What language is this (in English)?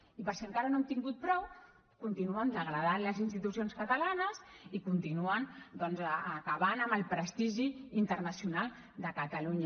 Catalan